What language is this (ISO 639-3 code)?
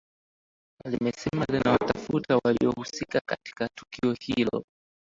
swa